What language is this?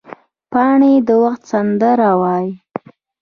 Pashto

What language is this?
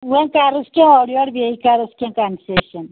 Kashmiri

